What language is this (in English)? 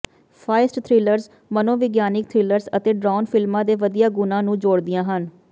Punjabi